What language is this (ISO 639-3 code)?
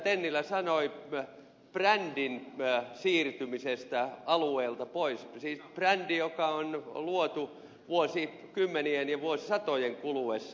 fin